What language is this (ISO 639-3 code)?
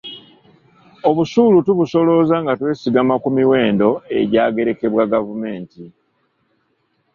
lug